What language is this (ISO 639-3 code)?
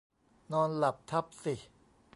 tha